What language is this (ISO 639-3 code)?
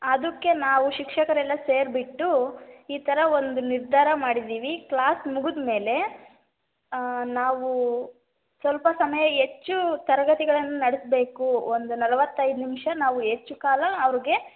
kan